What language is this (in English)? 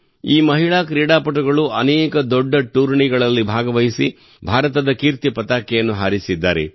Kannada